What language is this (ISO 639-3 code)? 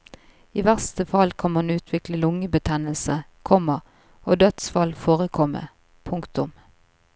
nor